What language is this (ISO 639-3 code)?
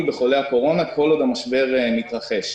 heb